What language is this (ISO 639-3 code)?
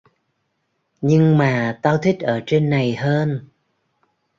vie